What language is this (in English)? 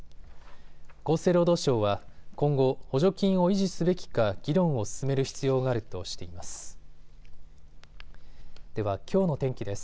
Japanese